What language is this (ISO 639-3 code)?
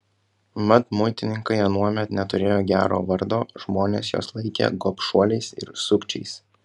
lit